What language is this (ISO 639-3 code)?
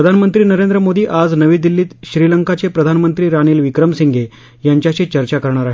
mar